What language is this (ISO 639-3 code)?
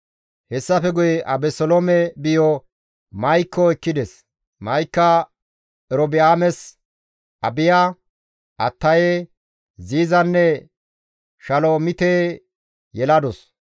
gmv